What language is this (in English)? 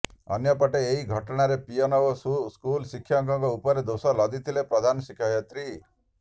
Odia